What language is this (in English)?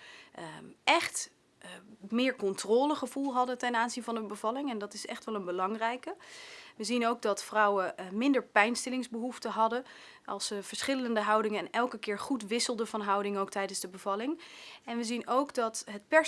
Dutch